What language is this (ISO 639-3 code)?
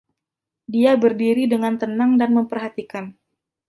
ind